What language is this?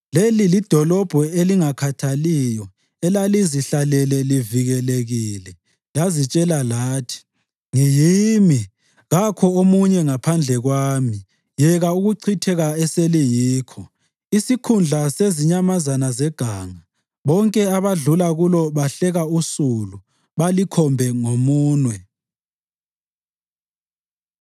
North Ndebele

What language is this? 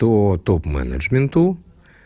Russian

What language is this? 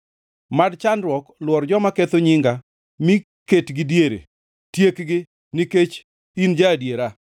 Luo (Kenya and Tanzania)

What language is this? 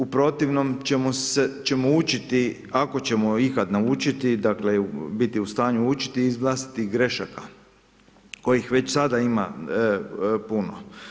Croatian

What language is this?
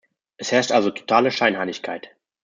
German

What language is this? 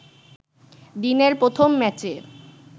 Bangla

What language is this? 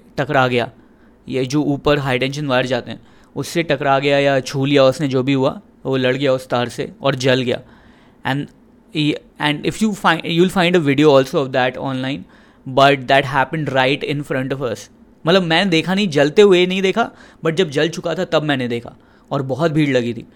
Hindi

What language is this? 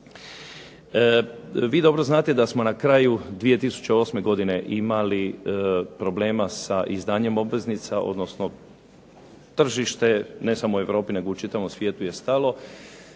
Croatian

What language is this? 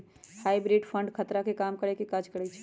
Magahi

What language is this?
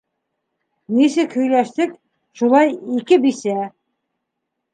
Bashkir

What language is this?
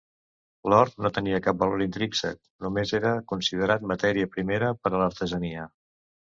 Catalan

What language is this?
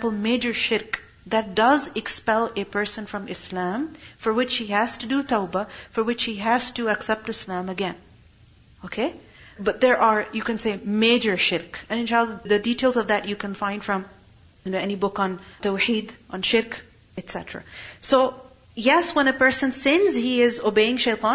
English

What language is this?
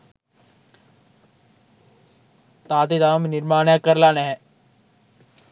Sinhala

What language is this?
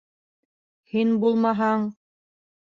Bashkir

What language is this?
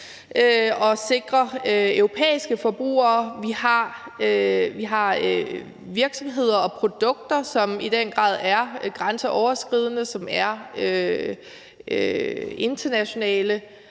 Danish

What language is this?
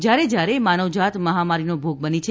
Gujarati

